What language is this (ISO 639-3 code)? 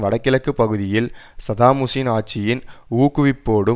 tam